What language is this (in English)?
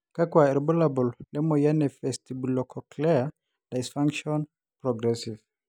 Masai